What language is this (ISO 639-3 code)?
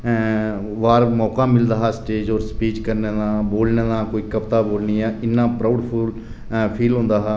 doi